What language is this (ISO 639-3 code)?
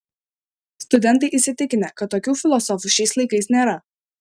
lit